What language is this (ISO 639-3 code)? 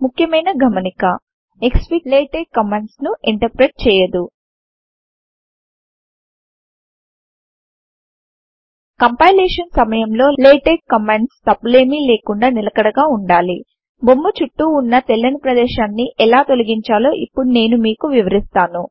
tel